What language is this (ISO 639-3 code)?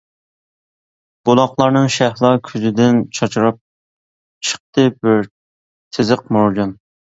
uig